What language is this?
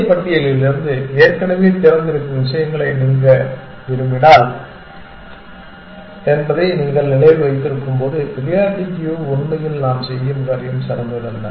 Tamil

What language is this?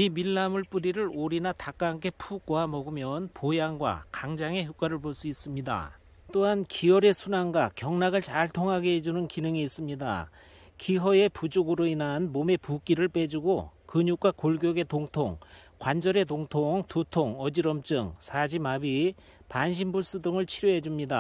Korean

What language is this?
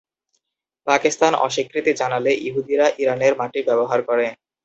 Bangla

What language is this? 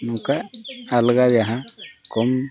Santali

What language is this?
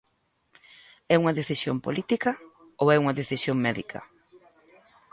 Galician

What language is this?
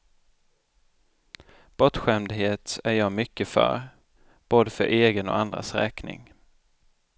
Swedish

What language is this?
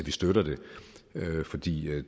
Danish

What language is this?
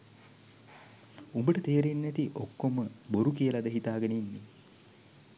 Sinhala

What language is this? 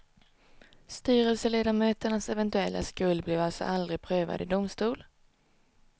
Swedish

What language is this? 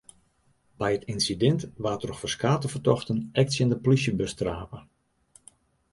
Western Frisian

